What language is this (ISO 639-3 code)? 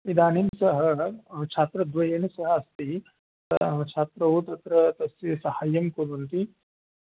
san